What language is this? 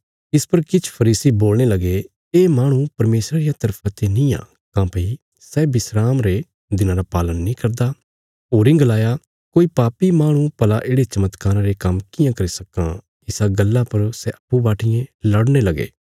Bilaspuri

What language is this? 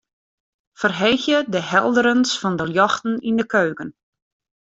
Western Frisian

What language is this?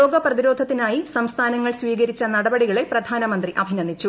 Malayalam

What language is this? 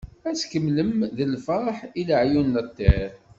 Kabyle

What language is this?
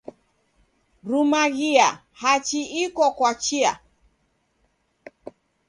Taita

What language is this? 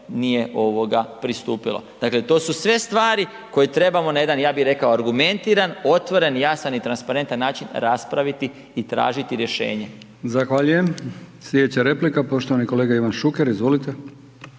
Croatian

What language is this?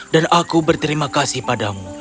Indonesian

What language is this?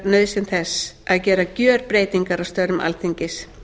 Icelandic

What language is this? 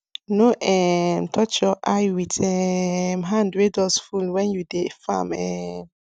Nigerian Pidgin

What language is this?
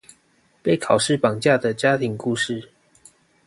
Chinese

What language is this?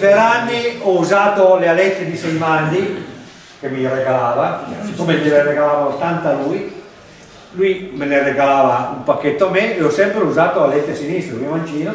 Italian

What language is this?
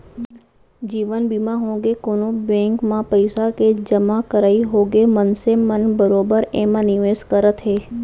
Chhattisgarhi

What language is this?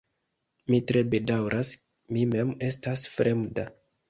Esperanto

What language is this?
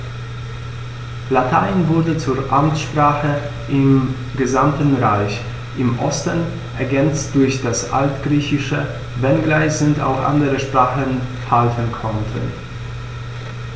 German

